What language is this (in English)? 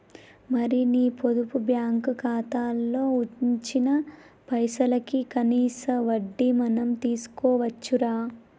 Telugu